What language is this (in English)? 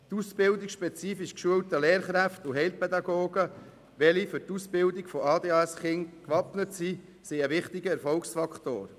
Swiss German